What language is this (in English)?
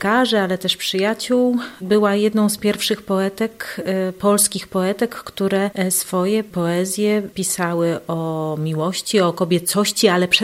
Polish